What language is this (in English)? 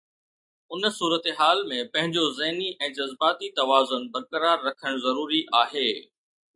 Sindhi